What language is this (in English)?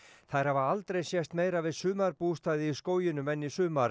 Icelandic